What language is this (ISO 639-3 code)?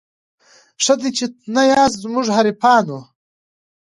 pus